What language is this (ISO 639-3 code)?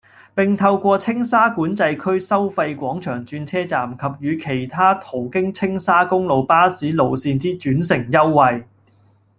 yue